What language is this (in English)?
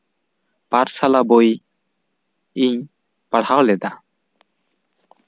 Santali